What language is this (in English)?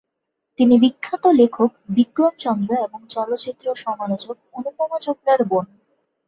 Bangla